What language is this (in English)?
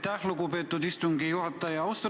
Estonian